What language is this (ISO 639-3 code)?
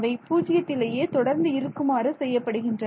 tam